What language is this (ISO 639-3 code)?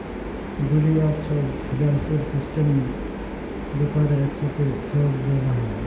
ben